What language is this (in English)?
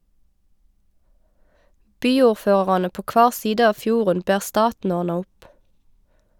Norwegian